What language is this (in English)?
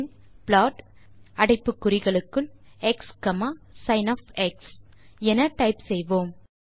Tamil